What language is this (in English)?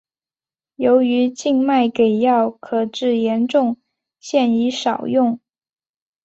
Chinese